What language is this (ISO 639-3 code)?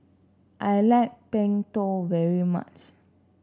eng